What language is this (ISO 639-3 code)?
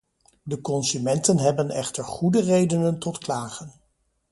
nld